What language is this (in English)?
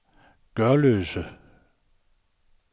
Danish